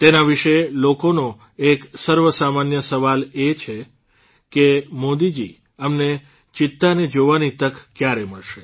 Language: Gujarati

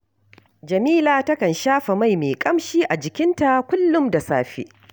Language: Hausa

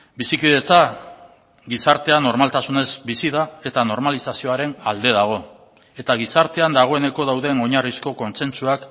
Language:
Basque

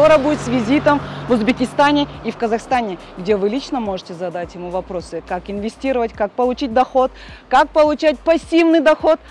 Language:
Russian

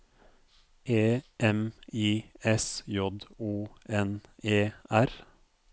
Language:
Norwegian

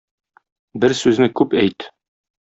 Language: Tatar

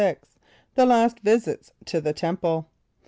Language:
English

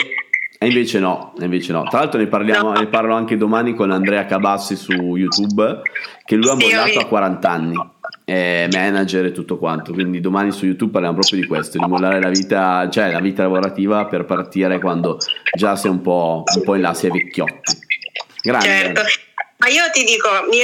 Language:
Italian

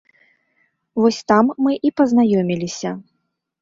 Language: Belarusian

